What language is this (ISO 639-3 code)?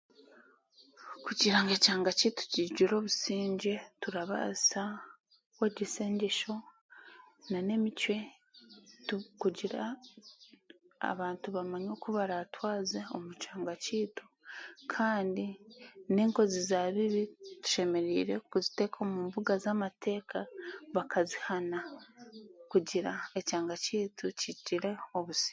cgg